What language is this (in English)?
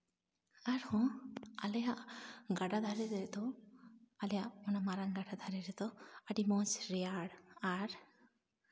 Santali